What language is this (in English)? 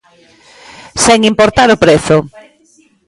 Galician